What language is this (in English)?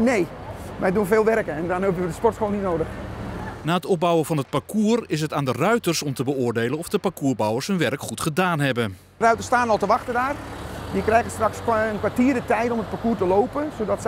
Dutch